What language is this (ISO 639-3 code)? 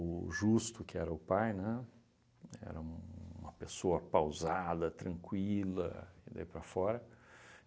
por